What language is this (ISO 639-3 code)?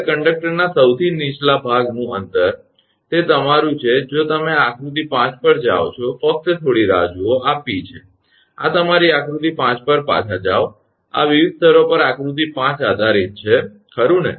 guj